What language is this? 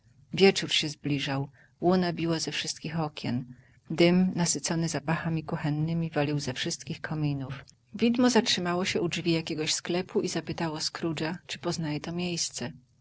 Polish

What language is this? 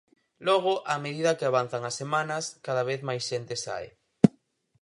Galician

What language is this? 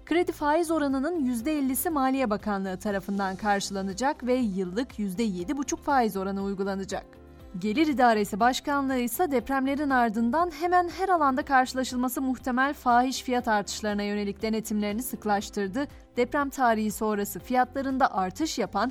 Turkish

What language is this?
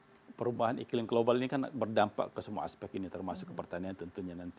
Indonesian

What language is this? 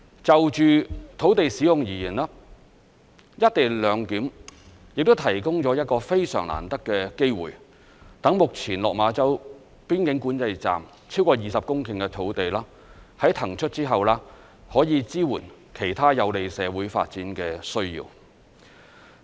Cantonese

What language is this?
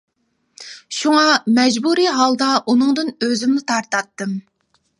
Uyghur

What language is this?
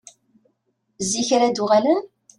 Kabyle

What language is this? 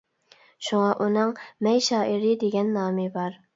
Uyghur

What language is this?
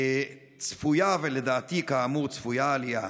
Hebrew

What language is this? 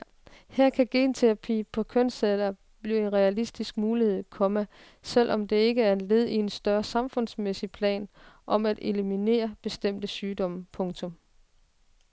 Danish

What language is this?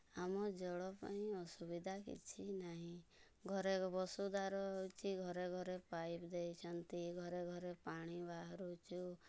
Odia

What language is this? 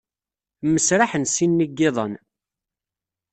Kabyle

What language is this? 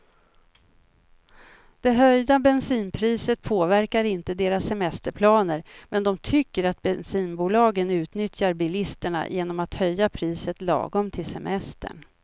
Swedish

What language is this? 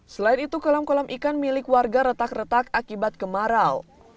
Indonesian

